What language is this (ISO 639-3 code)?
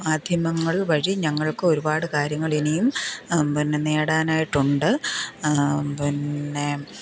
mal